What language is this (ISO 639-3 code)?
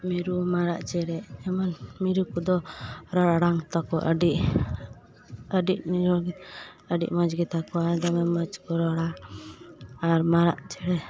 sat